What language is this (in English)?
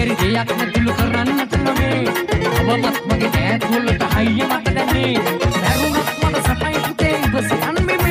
Thai